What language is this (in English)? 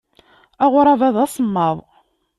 Kabyle